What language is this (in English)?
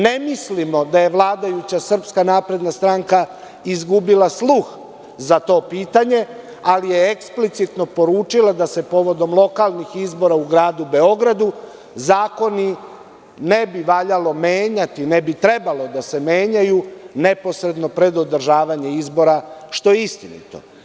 Serbian